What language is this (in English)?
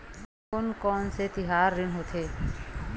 Chhattisgarhi